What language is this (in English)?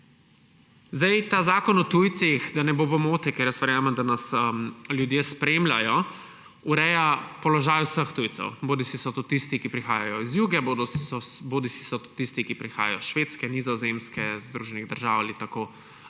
Slovenian